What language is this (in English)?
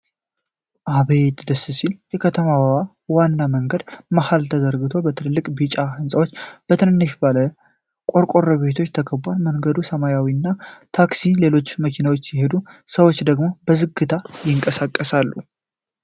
Amharic